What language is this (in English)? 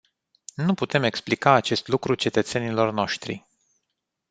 Romanian